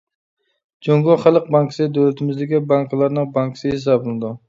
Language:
Uyghur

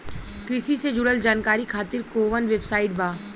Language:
Bhojpuri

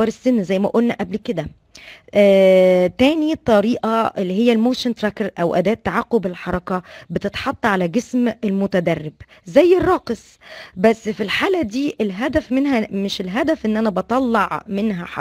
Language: Arabic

